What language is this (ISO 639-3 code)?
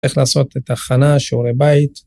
heb